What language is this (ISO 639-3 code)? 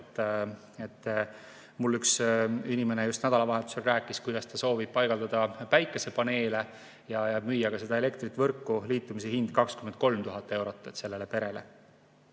est